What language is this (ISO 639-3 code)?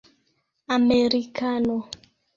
epo